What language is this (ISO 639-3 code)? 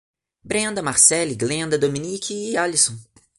por